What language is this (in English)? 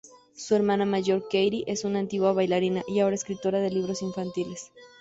Spanish